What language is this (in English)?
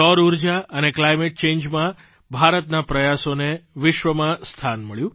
Gujarati